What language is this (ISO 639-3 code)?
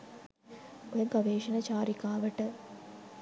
sin